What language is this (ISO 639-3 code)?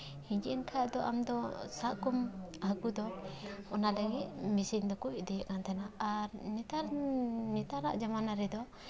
sat